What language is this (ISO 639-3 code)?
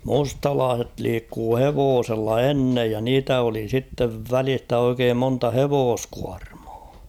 fin